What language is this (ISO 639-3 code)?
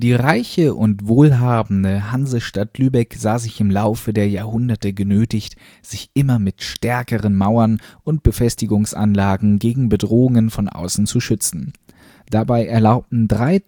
deu